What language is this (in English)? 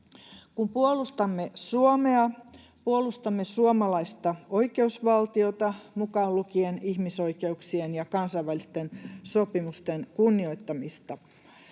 Finnish